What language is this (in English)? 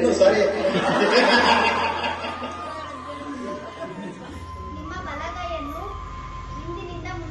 Kannada